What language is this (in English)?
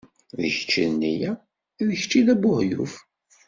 Kabyle